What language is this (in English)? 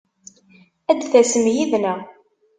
Kabyle